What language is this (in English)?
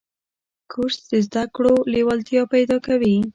Pashto